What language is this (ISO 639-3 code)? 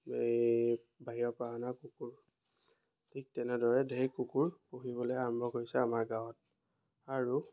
asm